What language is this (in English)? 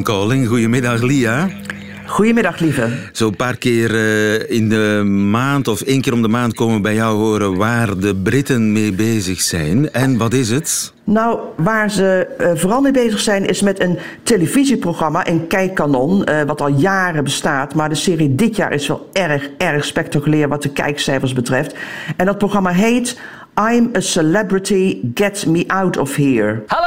Dutch